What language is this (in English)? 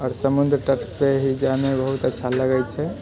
Maithili